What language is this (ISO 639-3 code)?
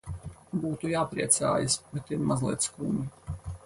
lav